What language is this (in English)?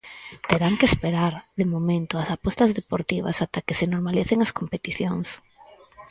Galician